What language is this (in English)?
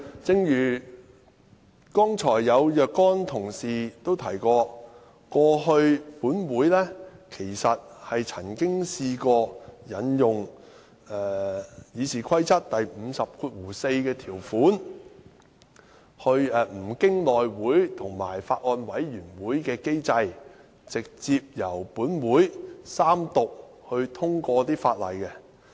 Cantonese